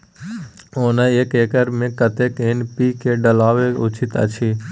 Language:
Maithili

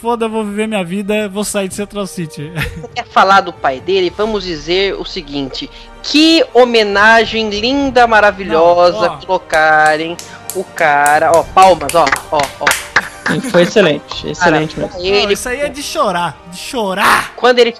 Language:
Portuguese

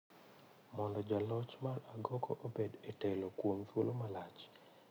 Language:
Luo (Kenya and Tanzania)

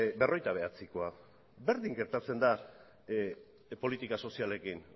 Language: Basque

